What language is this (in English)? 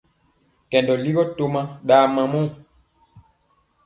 Mpiemo